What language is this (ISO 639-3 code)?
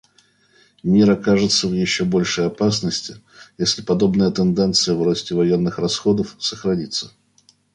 rus